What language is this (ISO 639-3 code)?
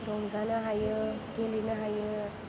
brx